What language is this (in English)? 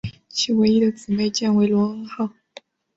Chinese